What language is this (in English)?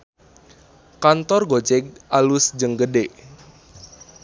Sundanese